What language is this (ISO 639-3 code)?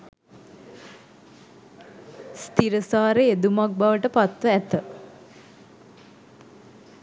sin